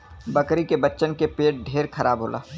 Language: Bhojpuri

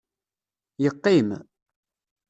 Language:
Kabyle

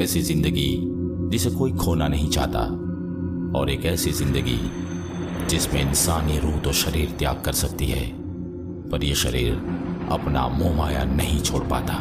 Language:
Hindi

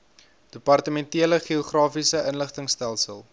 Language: Afrikaans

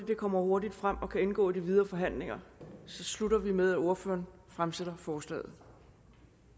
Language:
Danish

